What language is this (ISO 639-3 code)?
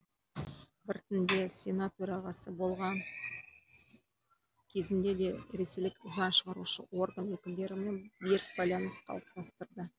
kaz